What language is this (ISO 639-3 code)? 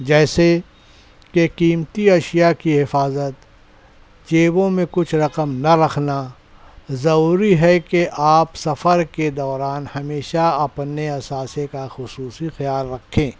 urd